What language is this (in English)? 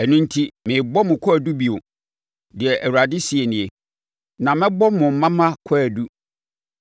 Akan